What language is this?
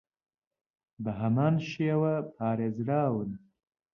Central Kurdish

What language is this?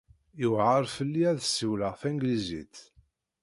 Kabyle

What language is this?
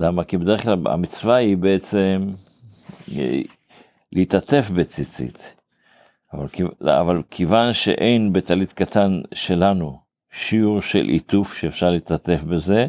Hebrew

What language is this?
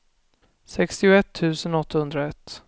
Swedish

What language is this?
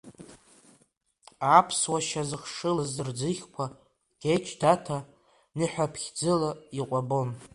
Abkhazian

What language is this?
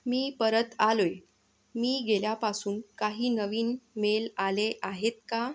Marathi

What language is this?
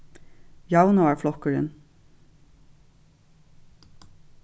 Faroese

